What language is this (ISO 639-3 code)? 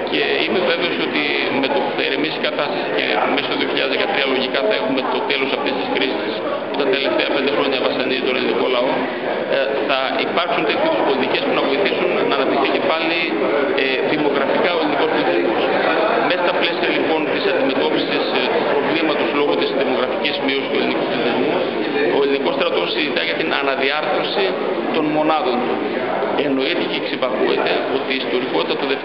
ell